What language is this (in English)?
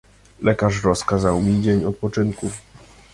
Polish